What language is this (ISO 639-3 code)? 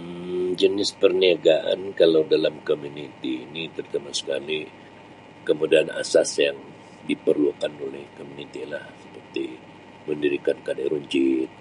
msi